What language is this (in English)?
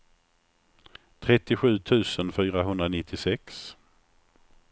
Swedish